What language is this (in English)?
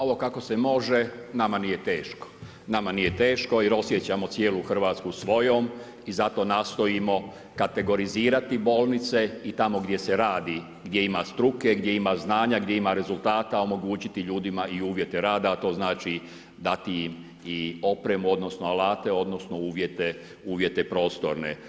Croatian